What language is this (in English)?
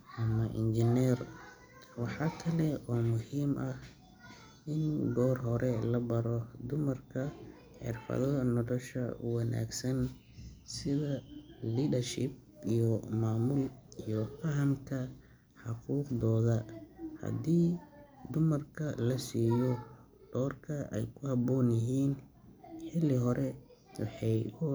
Somali